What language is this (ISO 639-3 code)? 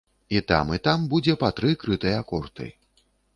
bel